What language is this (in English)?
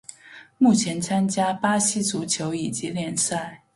Chinese